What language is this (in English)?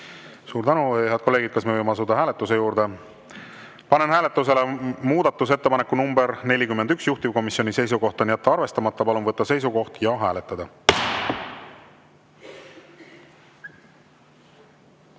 Estonian